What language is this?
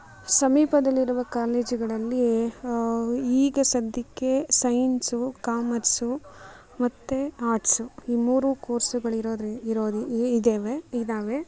Kannada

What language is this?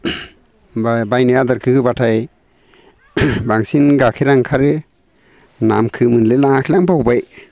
Bodo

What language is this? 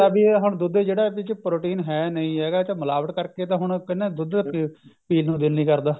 Punjabi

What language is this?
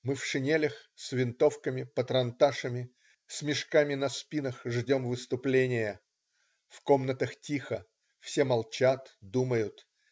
Russian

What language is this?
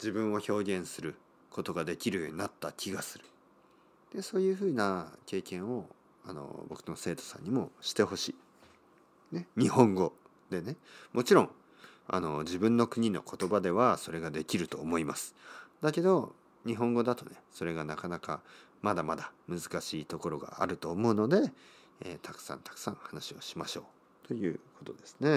Japanese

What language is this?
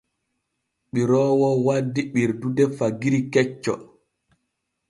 Borgu Fulfulde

